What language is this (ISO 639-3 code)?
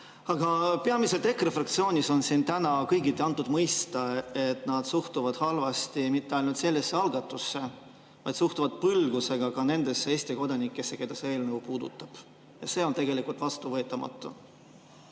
est